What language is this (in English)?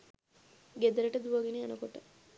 Sinhala